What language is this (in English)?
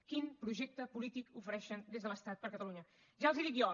Catalan